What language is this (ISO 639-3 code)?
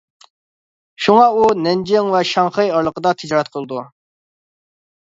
uig